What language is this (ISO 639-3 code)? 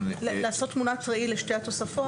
heb